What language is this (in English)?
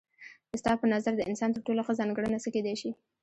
Pashto